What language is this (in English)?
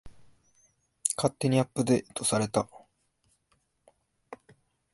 Japanese